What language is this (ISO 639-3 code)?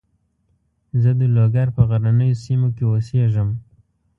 pus